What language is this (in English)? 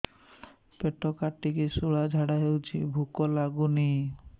Odia